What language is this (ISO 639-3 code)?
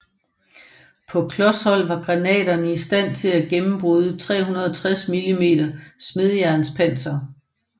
dan